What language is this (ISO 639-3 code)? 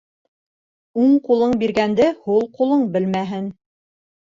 bak